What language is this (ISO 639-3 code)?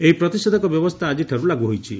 ori